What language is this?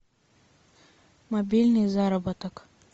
Russian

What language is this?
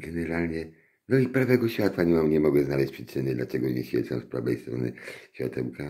Polish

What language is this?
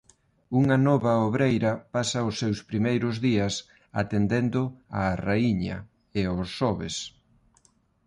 Galician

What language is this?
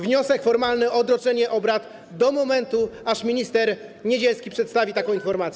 Polish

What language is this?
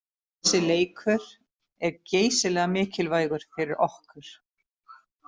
Icelandic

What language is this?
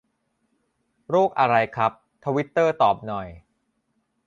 Thai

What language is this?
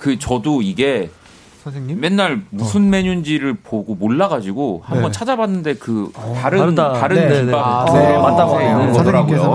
Korean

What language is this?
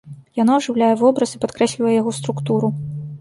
Belarusian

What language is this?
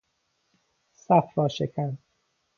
Persian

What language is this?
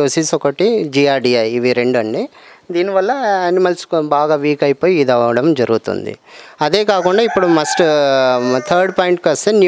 Telugu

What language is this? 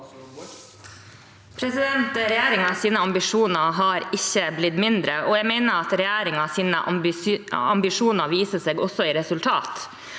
Norwegian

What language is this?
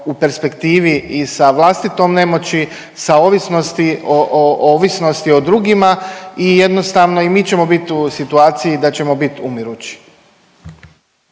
Croatian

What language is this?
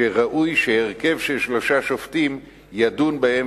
Hebrew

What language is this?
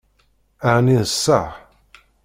Kabyle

